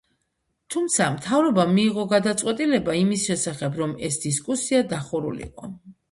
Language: Georgian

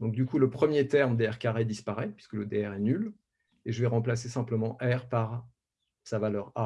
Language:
French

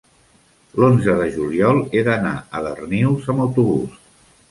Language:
Catalan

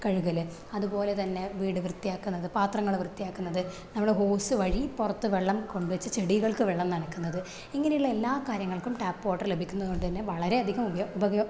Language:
Malayalam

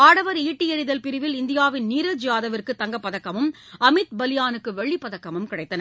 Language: Tamil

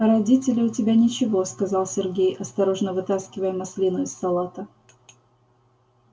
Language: Russian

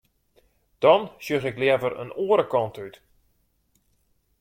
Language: Western Frisian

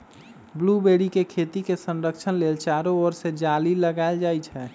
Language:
Magahi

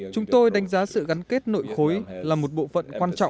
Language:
Vietnamese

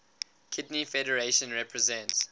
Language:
English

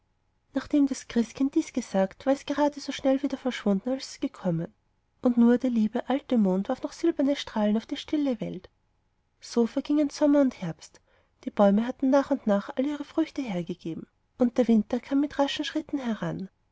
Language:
German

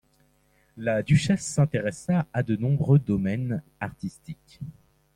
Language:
French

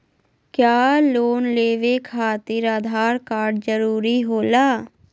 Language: Magahi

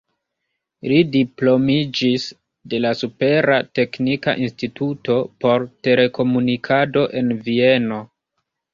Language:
Esperanto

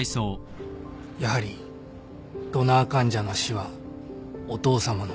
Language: Japanese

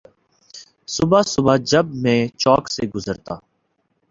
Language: Urdu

